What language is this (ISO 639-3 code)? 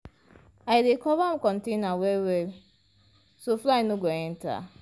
pcm